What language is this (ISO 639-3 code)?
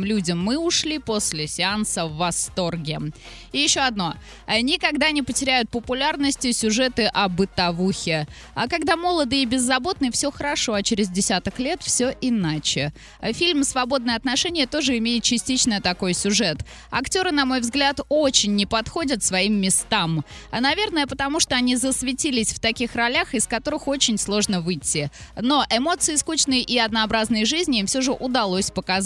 rus